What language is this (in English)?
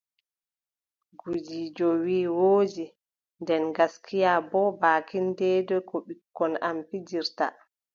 Adamawa Fulfulde